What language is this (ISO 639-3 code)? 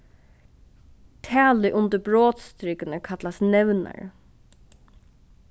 fao